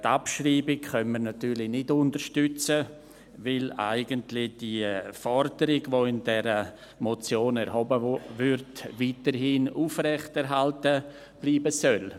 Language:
Swiss German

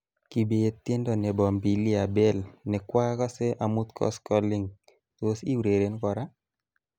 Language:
Kalenjin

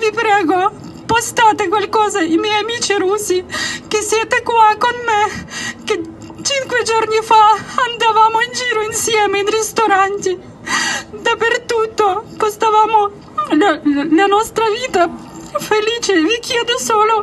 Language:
Italian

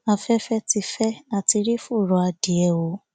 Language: Yoruba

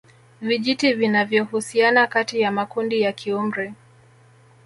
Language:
Swahili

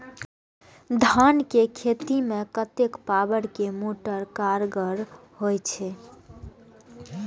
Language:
Maithili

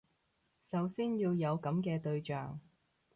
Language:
Cantonese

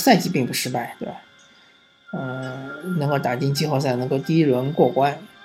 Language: Chinese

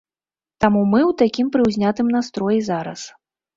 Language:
Belarusian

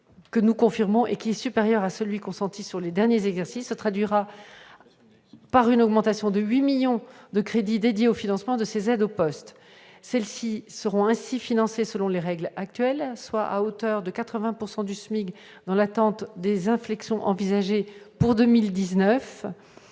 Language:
French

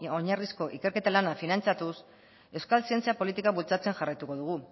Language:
Basque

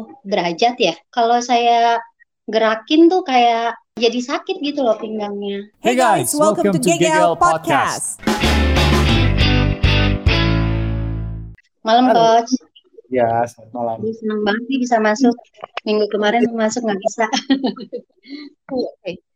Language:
Indonesian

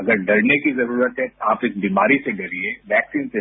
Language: Hindi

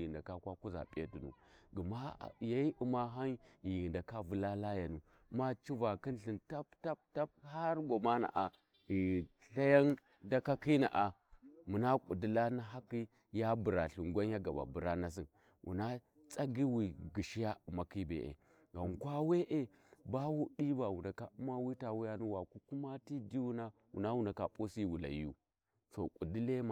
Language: Warji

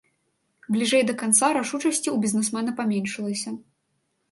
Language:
Belarusian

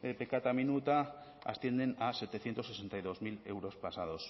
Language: Spanish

